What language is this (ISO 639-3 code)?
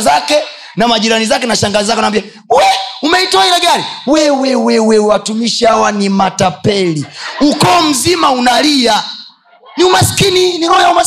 swa